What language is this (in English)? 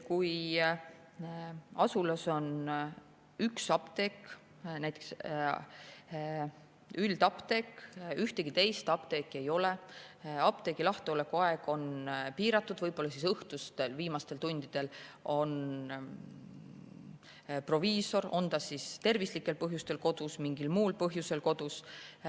Estonian